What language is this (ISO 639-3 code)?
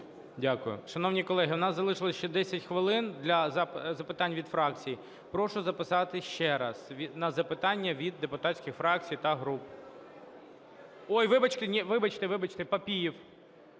ukr